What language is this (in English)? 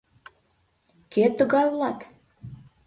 Mari